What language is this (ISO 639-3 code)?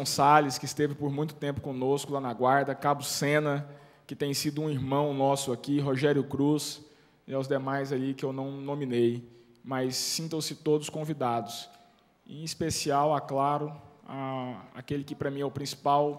por